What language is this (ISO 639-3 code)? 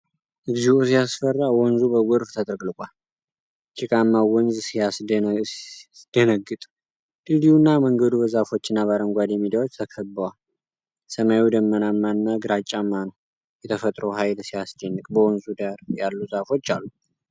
amh